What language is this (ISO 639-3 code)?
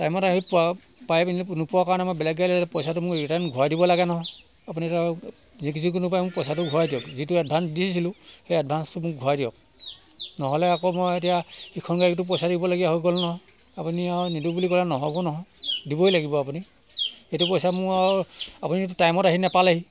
asm